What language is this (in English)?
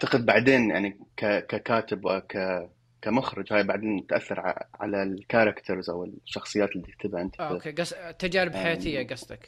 Arabic